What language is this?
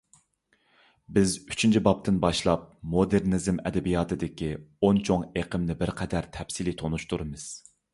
Uyghur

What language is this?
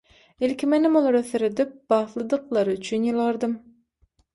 Turkmen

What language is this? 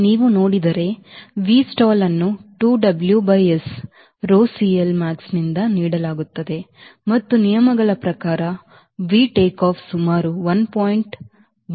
Kannada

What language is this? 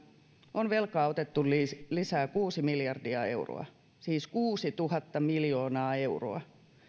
Finnish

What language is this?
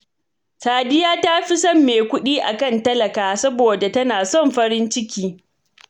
Hausa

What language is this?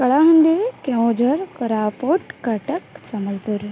Odia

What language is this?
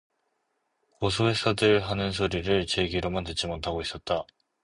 Korean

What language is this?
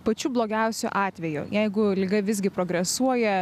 Lithuanian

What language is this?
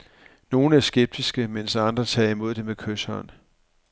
Danish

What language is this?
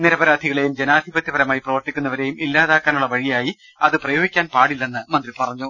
Malayalam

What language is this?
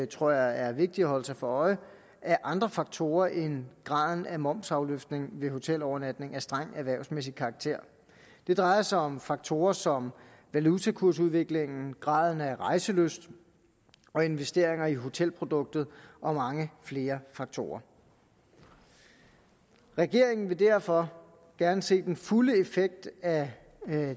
Danish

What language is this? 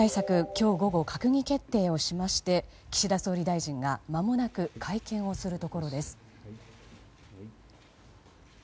Japanese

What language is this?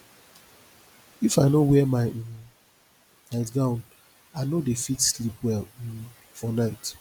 Nigerian Pidgin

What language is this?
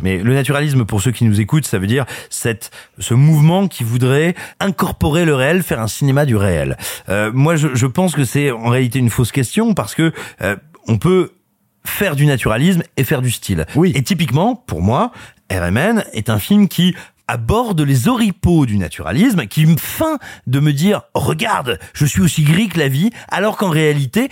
French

